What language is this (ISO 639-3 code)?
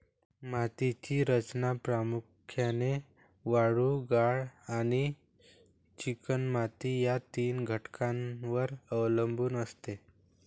mar